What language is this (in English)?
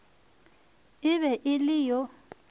Northern Sotho